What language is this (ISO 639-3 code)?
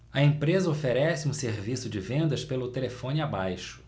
por